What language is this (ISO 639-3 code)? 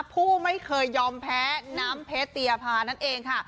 tha